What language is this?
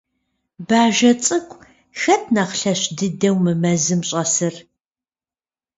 Kabardian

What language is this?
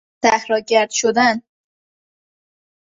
Persian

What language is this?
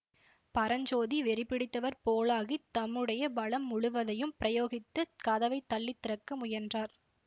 Tamil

